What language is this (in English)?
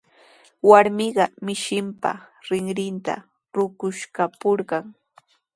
Sihuas Ancash Quechua